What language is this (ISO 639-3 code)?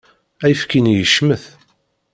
kab